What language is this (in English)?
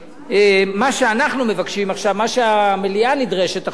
Hebrew